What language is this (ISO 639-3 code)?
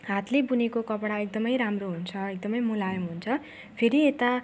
nep